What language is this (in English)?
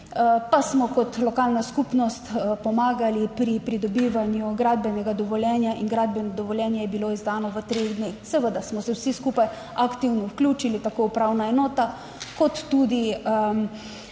Slovenian